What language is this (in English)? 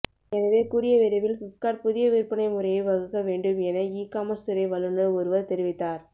Tamil